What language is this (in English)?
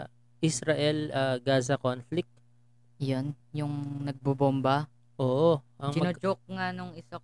Filipino